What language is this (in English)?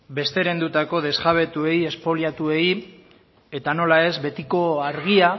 Basque